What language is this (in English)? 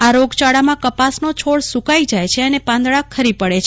Gujarati